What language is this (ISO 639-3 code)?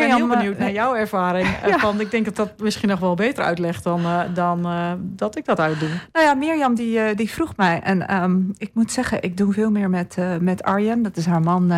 nld